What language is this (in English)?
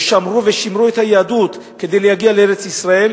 Hebrew